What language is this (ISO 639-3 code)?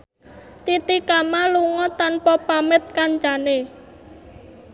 jav